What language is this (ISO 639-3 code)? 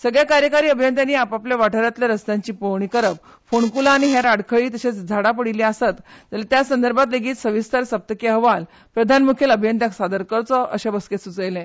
kok